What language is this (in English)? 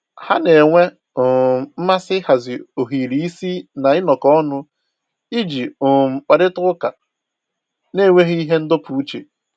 Igbo